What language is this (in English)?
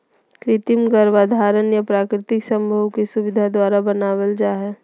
Magahi